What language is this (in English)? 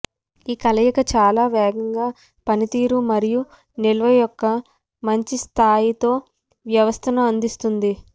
Telugu